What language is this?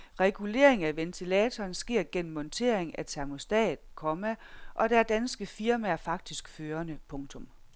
Danish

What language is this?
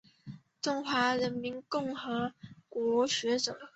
Chinese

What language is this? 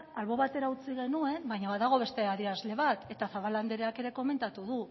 Basque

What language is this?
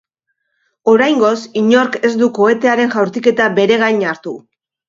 Basque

